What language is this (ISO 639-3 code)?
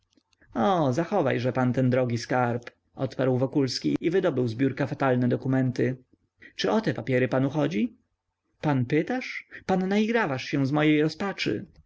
pol